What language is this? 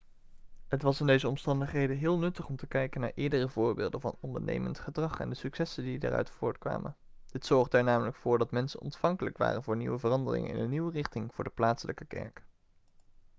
Dutch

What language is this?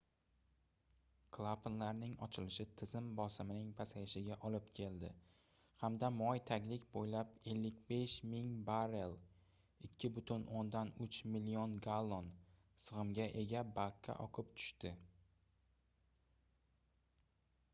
Uzbek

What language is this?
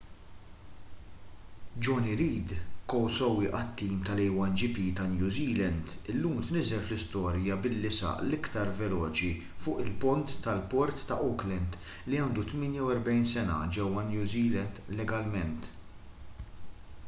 Maltese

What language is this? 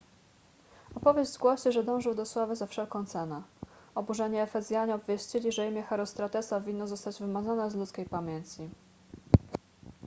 Polish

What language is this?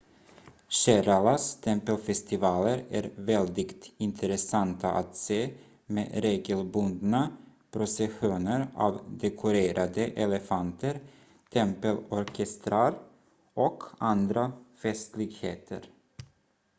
Swedish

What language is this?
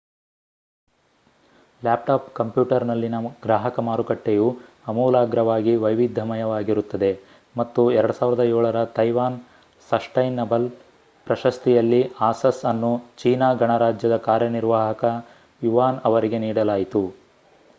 Kannada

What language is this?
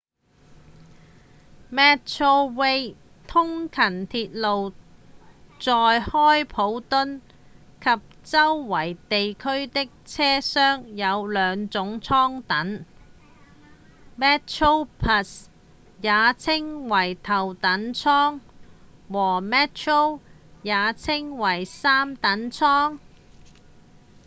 Cantonese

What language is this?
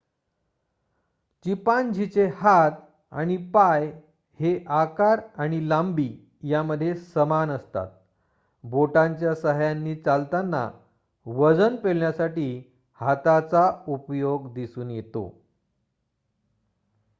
Marathi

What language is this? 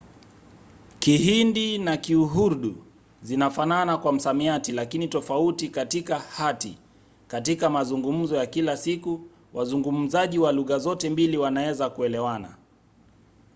Swahili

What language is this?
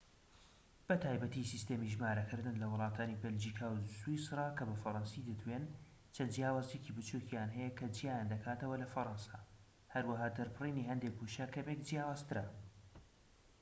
Central Kurdish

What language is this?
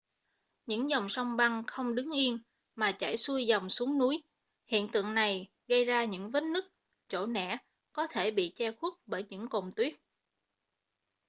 Vietnamese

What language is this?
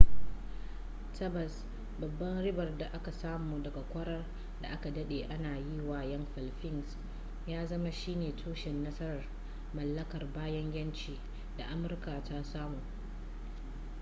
Hausa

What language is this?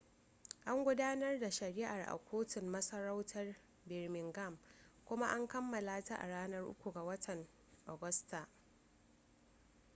Hausa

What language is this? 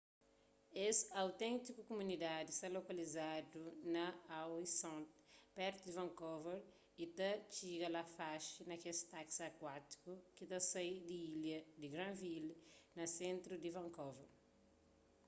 Kabuverdianu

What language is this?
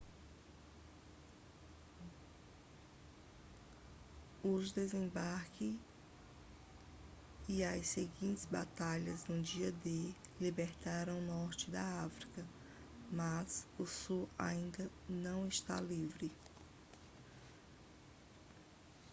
Portuguese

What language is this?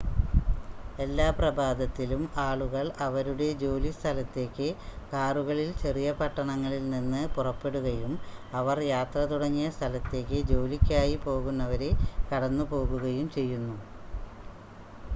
Malayalam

